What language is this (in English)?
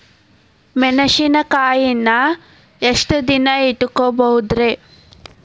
Kannada